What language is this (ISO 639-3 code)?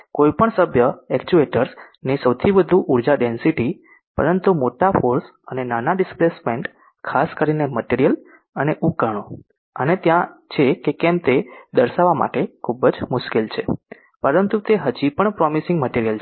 guj